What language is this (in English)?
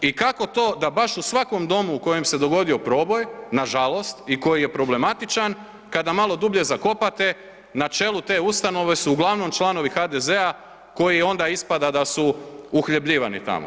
Croatian